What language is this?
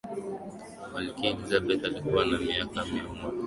Swahili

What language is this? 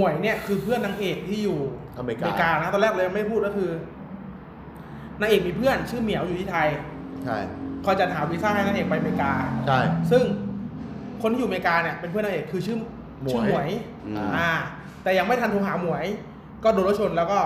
Thai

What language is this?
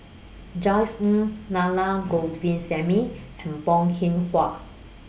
English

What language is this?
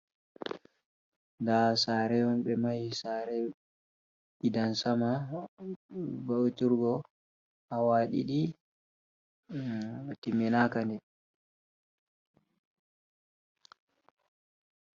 Fula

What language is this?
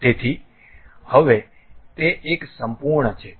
Gujarati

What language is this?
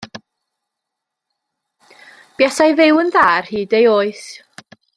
Welsh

